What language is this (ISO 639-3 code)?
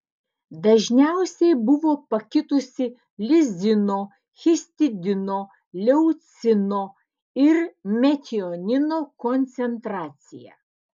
lit